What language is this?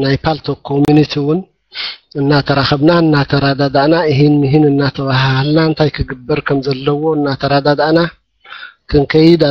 Arabic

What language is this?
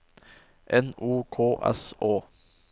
Norwegian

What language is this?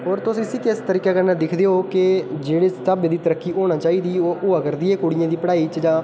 Dogri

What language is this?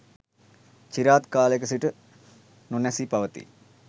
Sinhala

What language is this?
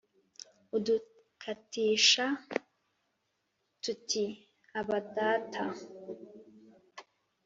Kinyarwanda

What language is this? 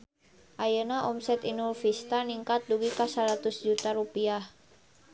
Sundanese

